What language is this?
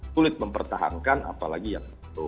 Indonesian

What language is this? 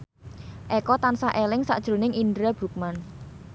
Javanese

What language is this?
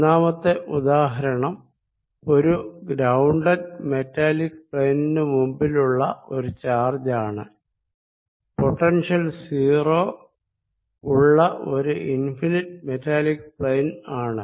Malayalam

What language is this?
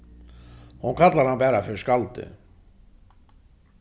Faroese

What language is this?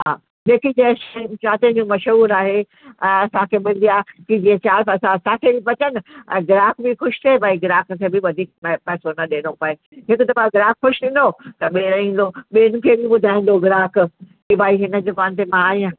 Sindhi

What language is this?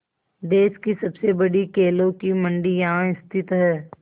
Hindi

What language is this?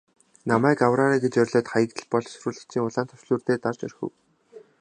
Mongolian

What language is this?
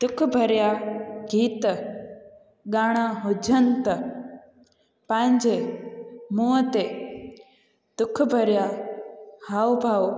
Sindhi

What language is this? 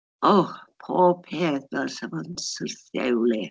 Welsh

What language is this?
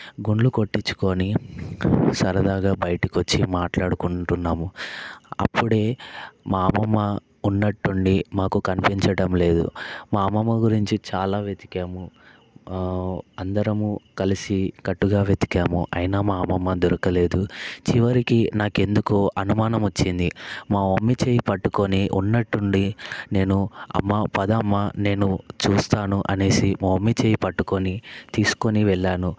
Telugu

